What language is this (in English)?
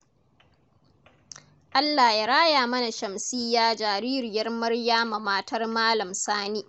Hausa